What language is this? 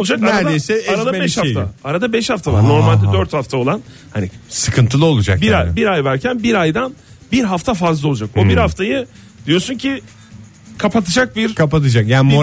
Turkish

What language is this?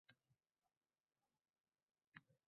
Uzbek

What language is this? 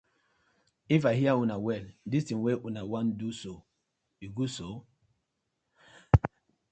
Nigerian Pidgin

